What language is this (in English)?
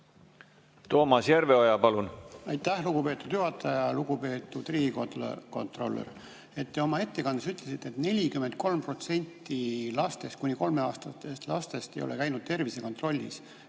Estonian